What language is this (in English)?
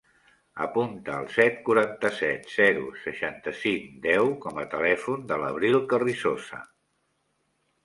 Catalan